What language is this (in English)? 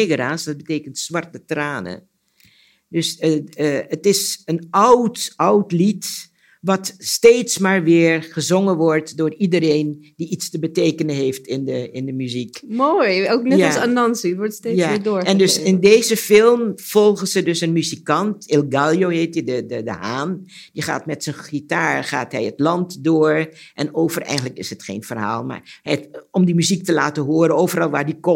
Dutch